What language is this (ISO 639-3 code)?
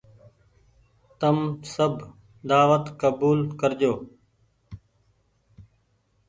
gig